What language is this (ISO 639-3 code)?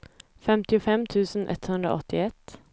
swe